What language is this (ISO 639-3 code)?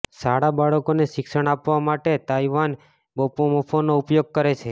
guj